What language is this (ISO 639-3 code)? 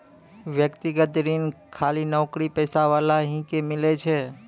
mai